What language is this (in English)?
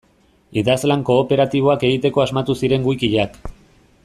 Basque